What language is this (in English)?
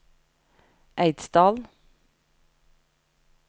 Norwegian